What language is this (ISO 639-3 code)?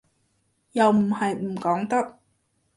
yue